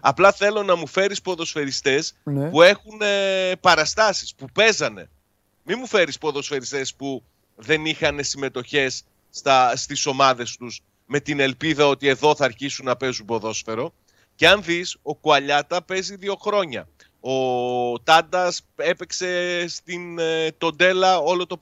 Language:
Greek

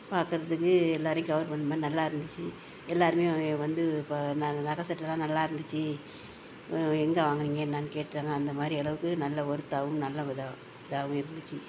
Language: Tamil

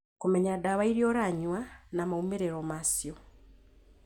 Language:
Kikuyu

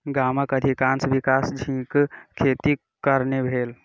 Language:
Maithili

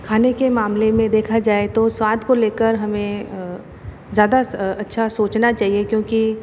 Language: Hindi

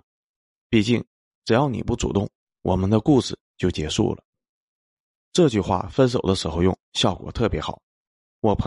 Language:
Chinese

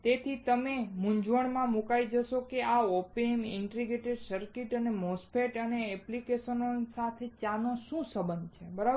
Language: Gujarati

